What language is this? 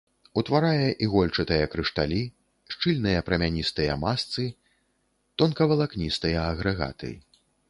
Belarusian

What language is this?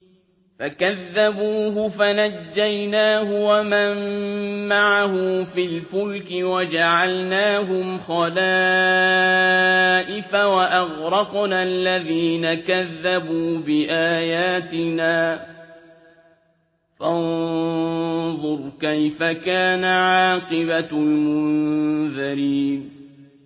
Arabic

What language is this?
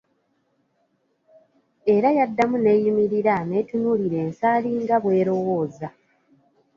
Ganda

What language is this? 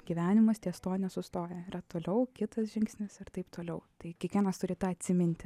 Lithuanian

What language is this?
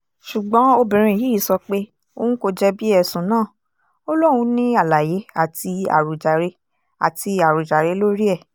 Yoruba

